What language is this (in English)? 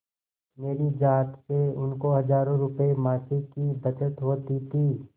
Hindi